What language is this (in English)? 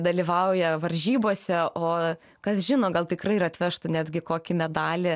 Lithuanian